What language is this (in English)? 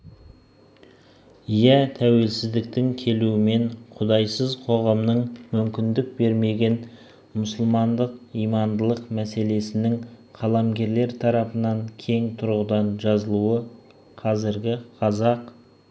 Kazakh